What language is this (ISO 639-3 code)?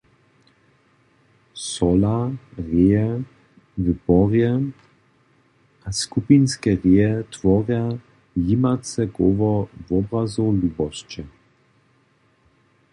hsb